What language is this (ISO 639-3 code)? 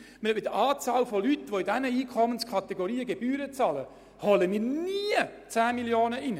gsw